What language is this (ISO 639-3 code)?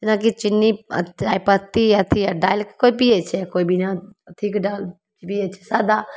mai